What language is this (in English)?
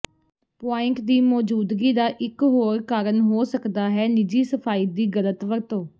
Punjabi